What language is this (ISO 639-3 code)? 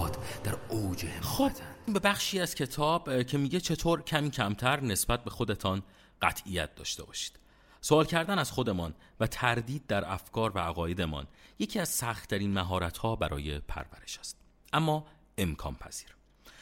fas